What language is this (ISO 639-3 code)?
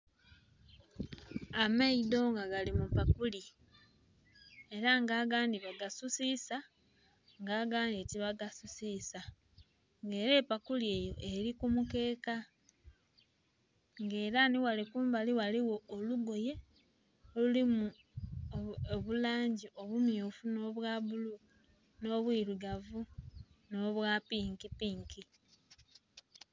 xog